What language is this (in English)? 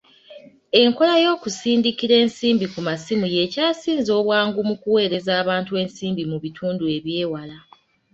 Ganda